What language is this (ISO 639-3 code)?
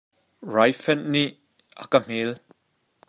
cnh